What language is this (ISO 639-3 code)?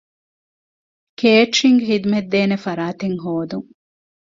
div